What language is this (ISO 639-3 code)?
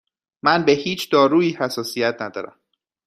fas